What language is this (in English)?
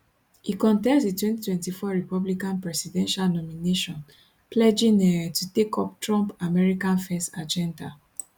Nigerian Pidgin